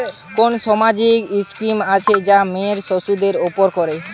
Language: Bangla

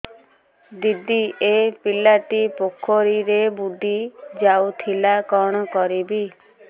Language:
Odia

